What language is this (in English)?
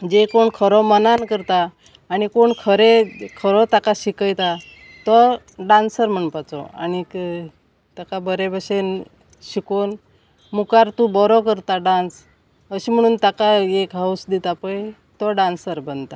Konkani